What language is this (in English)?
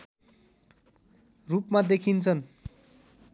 Nepali